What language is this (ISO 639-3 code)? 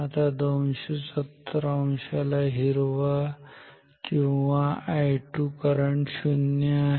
mar